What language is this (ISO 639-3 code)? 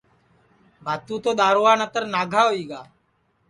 ssi